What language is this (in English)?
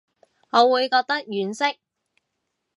Cantonese